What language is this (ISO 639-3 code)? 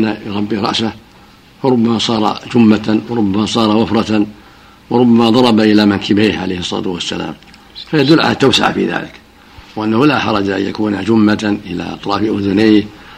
ara